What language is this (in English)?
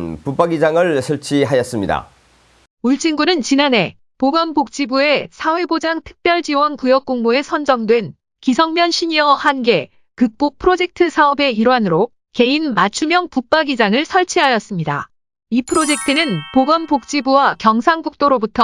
Korean